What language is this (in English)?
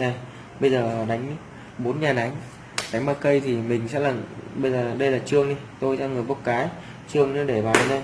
Vietnamese